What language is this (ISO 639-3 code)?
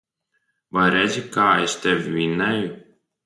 lav